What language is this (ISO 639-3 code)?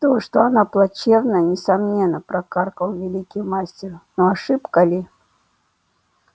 rus